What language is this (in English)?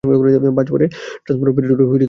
Bangla